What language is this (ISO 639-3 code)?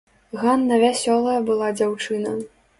bel